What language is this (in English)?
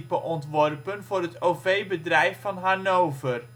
Dutch